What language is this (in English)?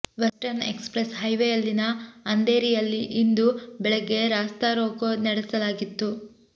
Kannada